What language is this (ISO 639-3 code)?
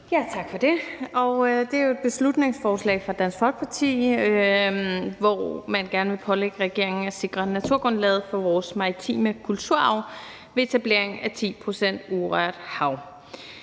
dan